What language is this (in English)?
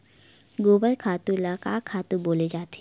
Chhattisgarhi